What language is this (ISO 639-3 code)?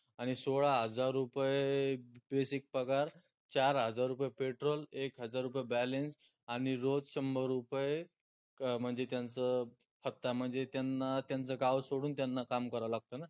mar